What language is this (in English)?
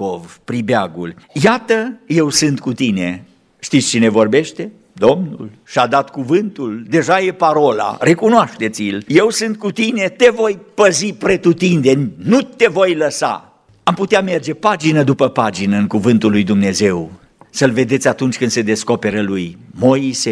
Romanian